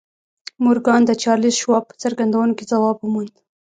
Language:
Pashto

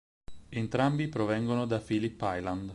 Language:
Italian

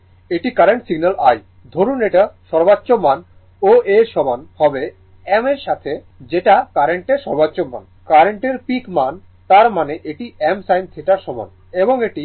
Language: Bangla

